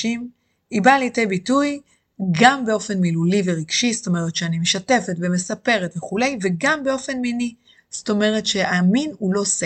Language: Hebrew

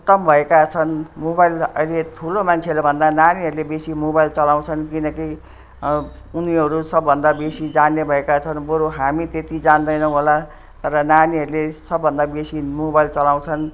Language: Nepali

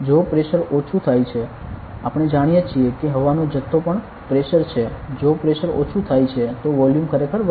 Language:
Gujarati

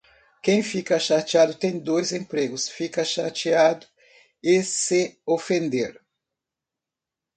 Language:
Portuguese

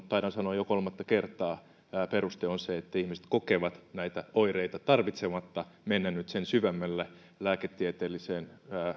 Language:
Finnish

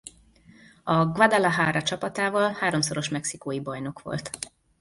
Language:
Hungarian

